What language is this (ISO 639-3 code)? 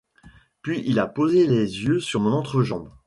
fra